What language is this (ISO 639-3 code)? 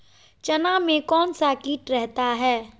mag